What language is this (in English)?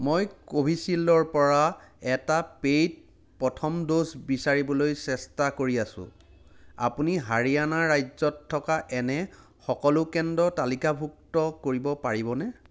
Assamese